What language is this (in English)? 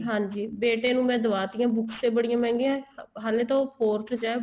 Punjabi